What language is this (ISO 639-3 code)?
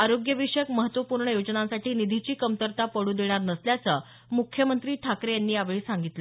mar